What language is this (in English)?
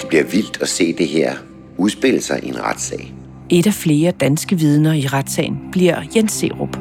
Danish